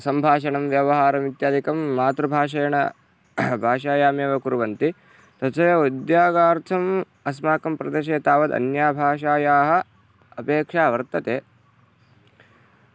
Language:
Sanskrit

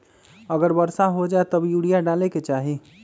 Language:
Magahi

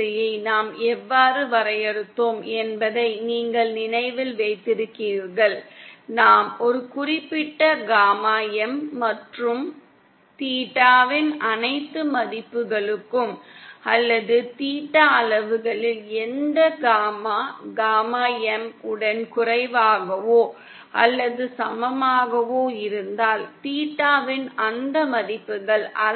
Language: Tamil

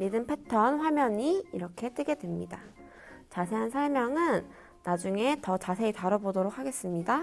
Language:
Korean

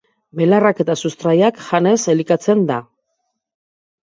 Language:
Basque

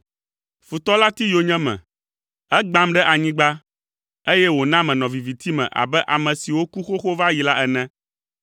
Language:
Ewe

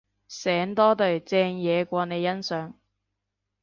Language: Cantonese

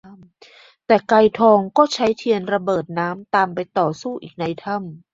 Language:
Thai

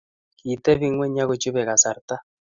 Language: Kalenjin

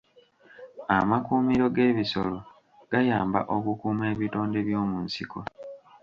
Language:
Ganda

